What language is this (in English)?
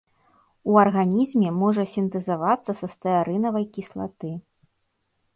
Belarusian